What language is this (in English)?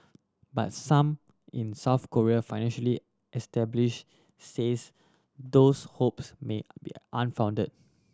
English